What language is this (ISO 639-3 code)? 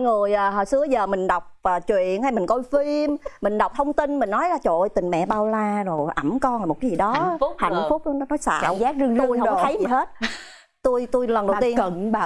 vie